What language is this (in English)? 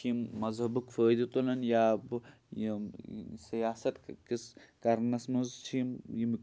Kashmiri